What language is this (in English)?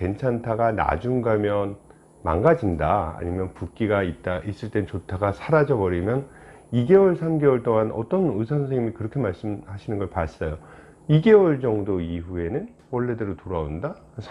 Korean